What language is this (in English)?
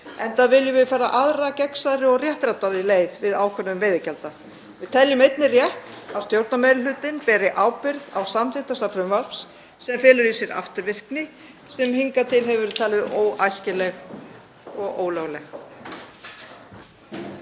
Icelandic